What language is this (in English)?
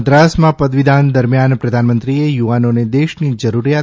Gujarati